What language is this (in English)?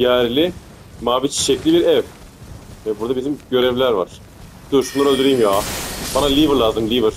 Turkish